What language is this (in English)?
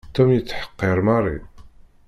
Kabyle